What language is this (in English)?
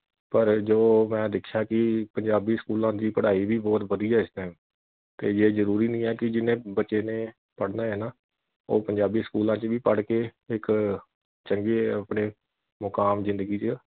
Punjabi